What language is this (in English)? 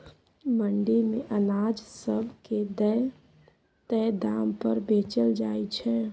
Maithili